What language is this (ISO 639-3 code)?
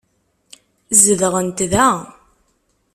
kab